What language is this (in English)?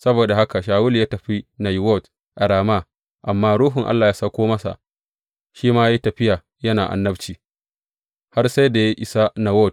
Hausa